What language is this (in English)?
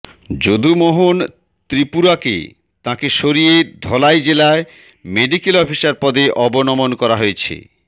Bangla